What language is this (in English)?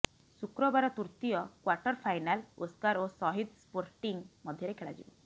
Odia